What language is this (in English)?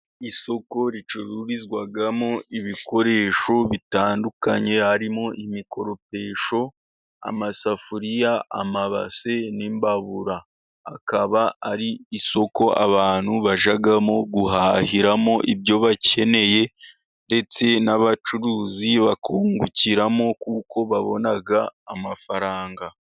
Kinyarwanda